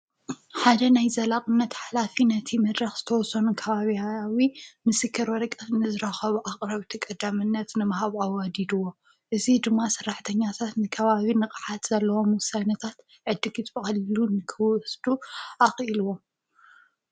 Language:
Tigrinya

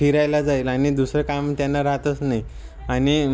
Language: Marathi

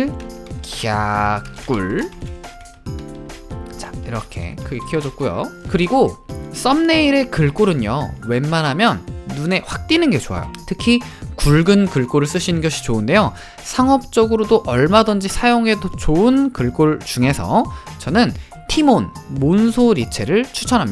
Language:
Korean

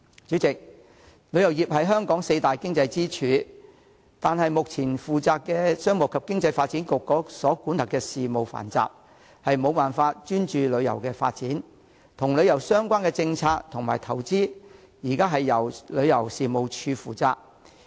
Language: Cantonese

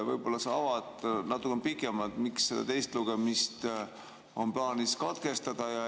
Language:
Estonian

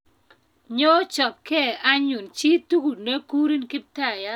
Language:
Kalenjin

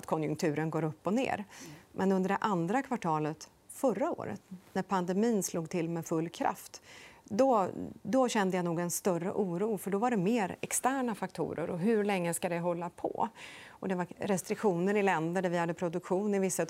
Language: Swedish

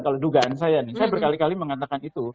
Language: Indonesian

